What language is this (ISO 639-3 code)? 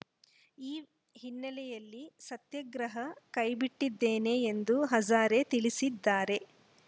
kan